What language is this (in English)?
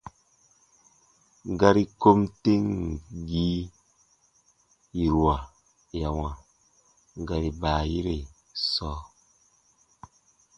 Baatonum